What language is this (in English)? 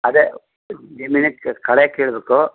Kannada